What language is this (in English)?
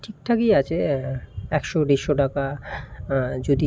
Bangla